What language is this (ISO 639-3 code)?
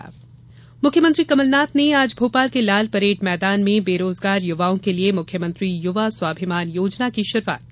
hin